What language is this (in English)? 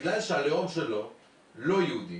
Hebrew